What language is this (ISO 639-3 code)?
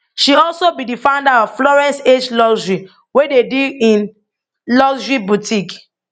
pcm